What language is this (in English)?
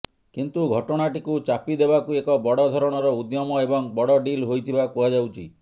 Odia